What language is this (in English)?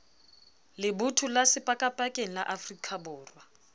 Southern Sotho